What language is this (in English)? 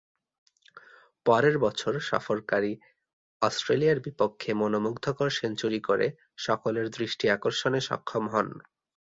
Bangla